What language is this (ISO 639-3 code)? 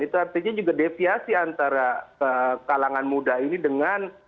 ind